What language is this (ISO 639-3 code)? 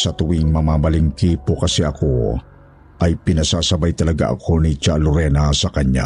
fil